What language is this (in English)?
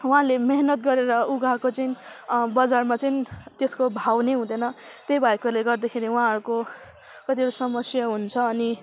Nepali